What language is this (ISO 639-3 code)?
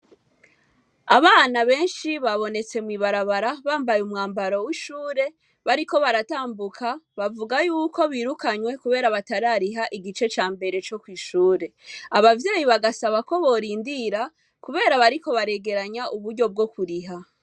run